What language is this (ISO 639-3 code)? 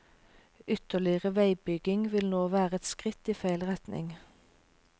nor